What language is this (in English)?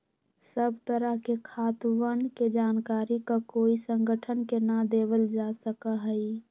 Magahi